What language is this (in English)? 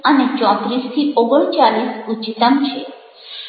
Gujarati